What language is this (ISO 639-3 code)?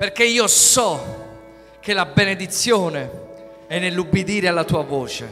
ita